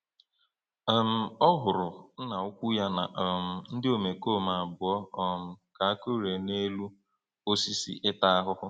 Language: Igbo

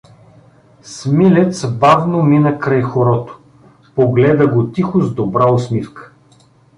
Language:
Bulgarian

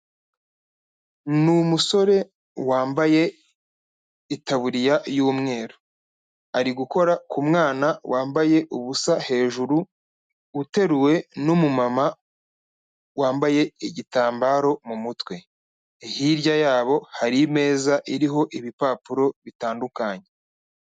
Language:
Kinyarwanda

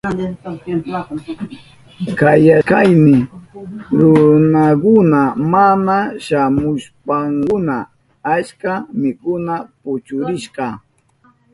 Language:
Southern Pastaza Quechua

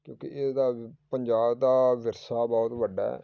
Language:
Punjabi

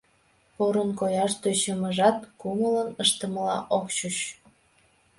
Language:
Mari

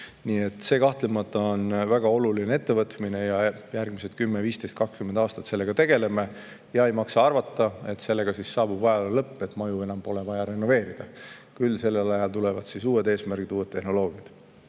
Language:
Estonian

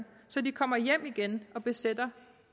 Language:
Danish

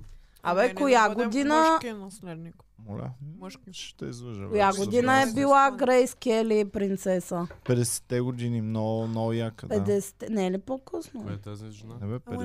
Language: Bulgarian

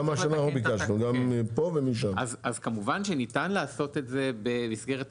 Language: Hebrew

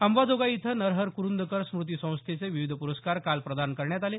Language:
Marathi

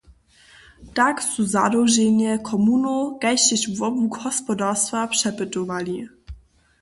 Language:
Upper Sorbian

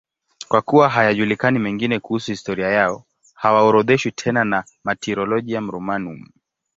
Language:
Swahili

